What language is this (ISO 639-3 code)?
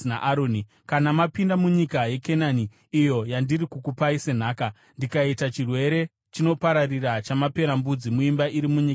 sna